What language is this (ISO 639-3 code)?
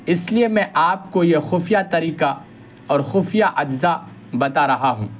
urd